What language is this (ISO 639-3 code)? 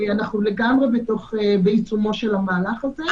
heb